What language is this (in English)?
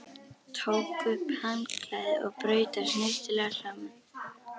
Icelandic